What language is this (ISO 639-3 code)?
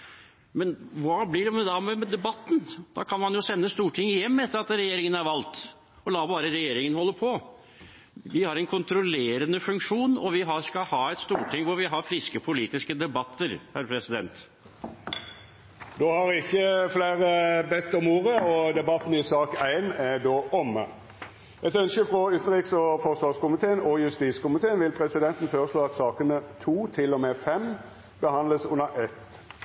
nor